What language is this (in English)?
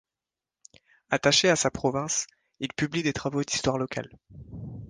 French